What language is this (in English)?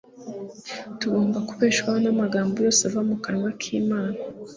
Kinyarwanda